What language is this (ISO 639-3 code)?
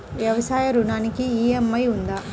tel